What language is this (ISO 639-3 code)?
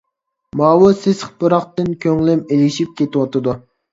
uig